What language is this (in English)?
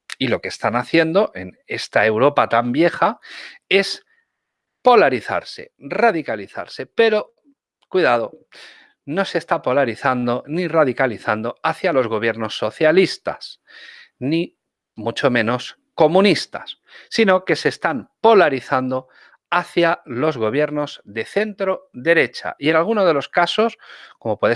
Spanish